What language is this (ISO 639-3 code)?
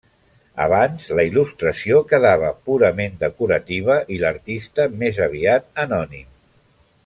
cat